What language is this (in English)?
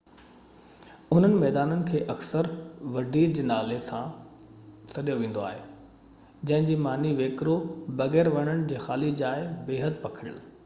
Sindhi